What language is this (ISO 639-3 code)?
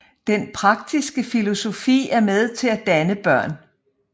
dan